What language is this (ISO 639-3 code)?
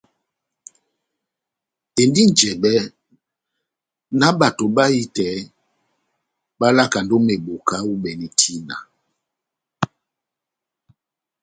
bnm